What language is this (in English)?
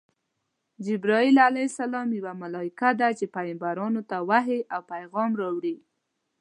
Pashto